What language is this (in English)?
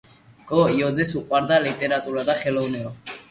Georgian